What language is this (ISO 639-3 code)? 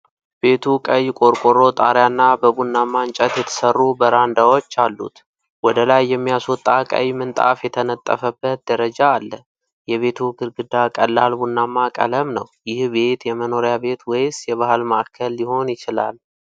amh